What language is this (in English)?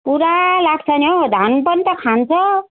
Nepali